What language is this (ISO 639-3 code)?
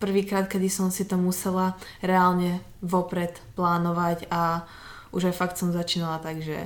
slk